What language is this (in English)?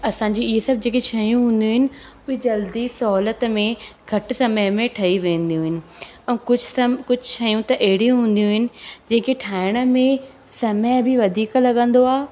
Sindhi